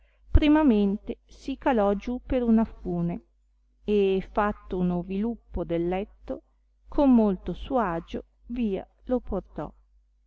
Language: Italian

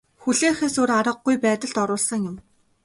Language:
Mongolian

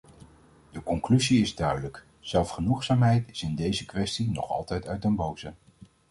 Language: Dutch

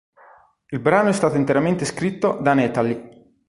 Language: Italian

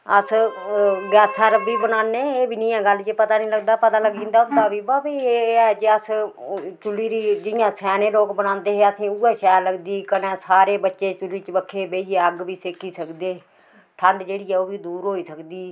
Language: Dogri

